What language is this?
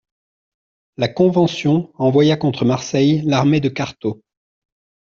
French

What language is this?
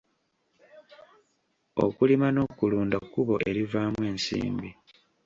Ganda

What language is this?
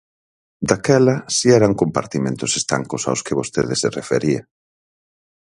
Galician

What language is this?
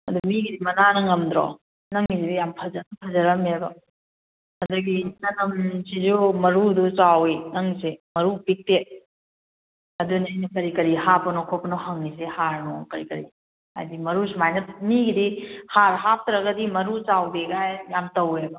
Manipuri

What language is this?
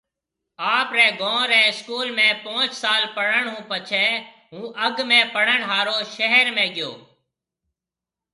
Marwari (Pakistan)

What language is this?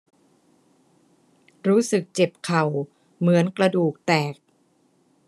Thai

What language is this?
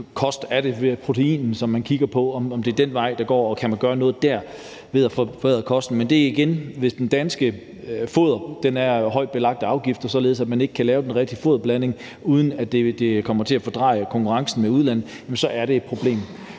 Danish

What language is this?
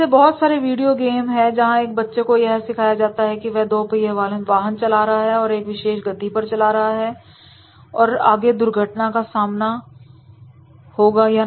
Hindi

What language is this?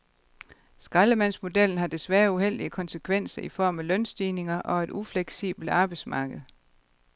Danish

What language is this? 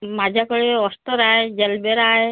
Marathi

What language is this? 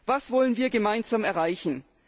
German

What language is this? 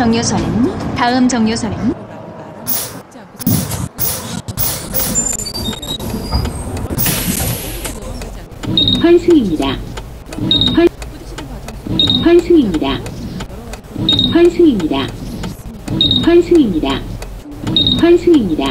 Korean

